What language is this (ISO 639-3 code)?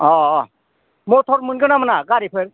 brx